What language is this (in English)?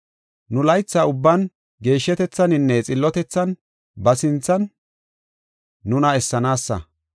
Gofa